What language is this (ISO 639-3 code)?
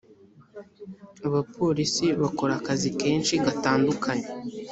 kin